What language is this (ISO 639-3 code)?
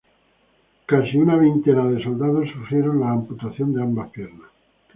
spa